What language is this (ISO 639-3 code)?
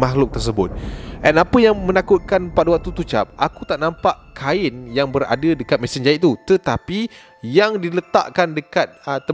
msa